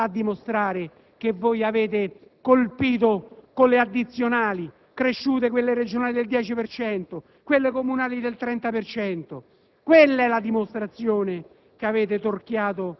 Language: Italian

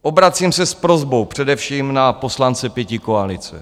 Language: Czech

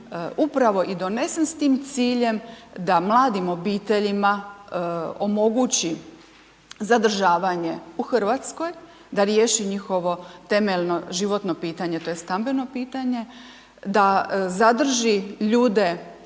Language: Croatian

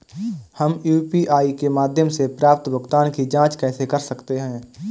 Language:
Hindi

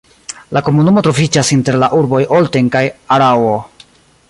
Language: Esperanto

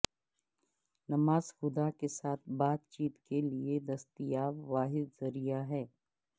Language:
Urdu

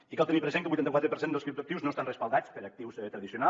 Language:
Catalan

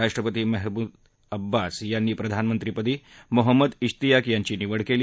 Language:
Marathi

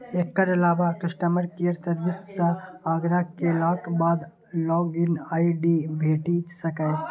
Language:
Maithili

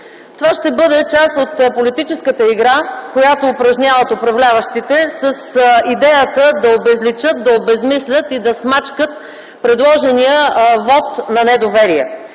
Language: Bulgarian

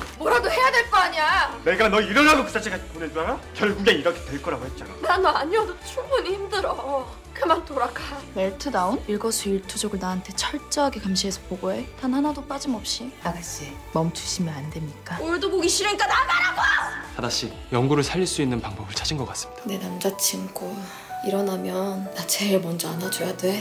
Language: Korean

